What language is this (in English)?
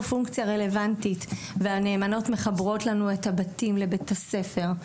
Hebrew